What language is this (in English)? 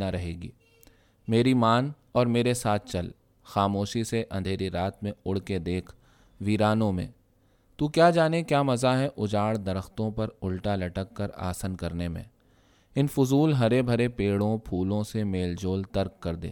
Urdu